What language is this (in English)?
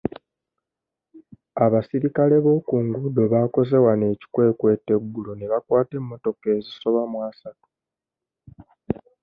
Ganda